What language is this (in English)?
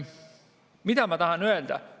Estonian